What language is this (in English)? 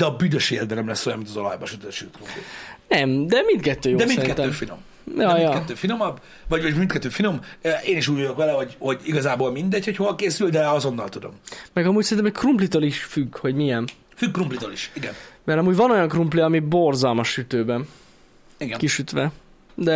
Hungarian